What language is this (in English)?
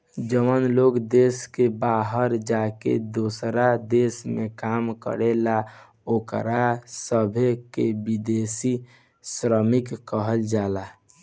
Bhojpuri